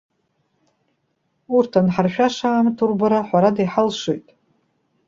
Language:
Abkhazian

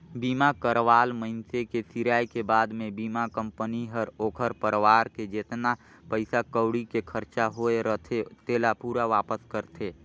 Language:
Chhattisgarhi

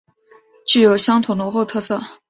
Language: Chinese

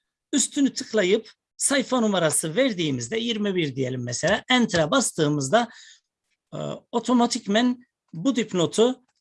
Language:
Turkish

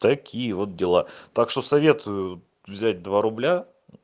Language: Russian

